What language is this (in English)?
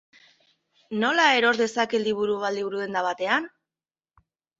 Basque